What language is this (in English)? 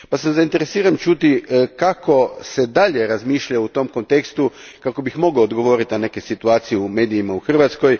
Croatian